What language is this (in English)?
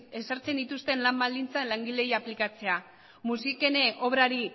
Basque